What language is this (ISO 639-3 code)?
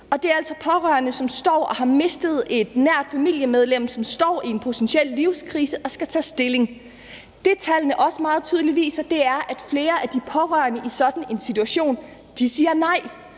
dan